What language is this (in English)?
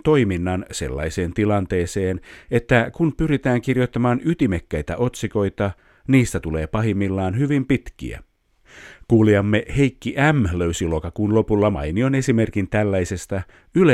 Finnish